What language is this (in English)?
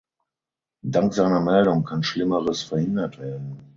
German